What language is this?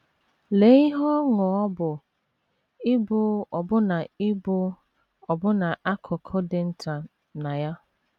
Igbo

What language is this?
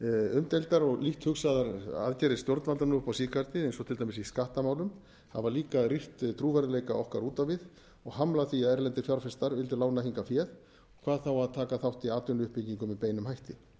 Icelandic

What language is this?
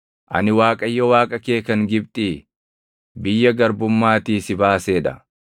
Oromo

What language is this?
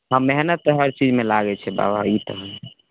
Maithili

